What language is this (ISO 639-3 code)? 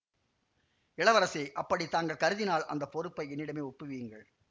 tam